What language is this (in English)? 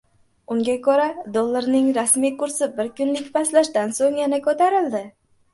Uzbek